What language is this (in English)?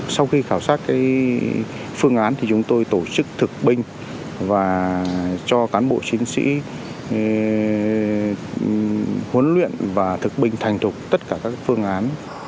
Vietnamese